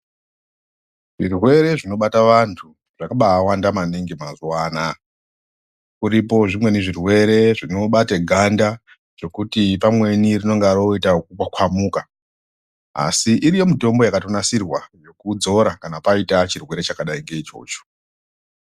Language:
Ndau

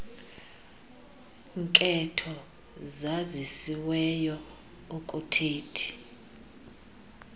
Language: Xhosa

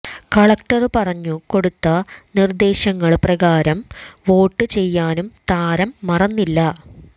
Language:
Malayalam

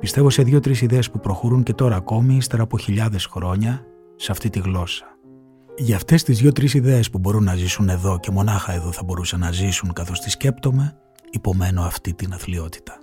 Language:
Greek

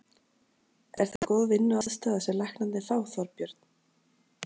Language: Icelandic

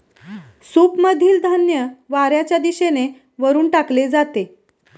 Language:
Marathi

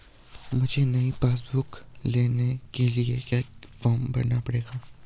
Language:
Hindi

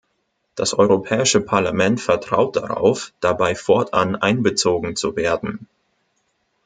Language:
German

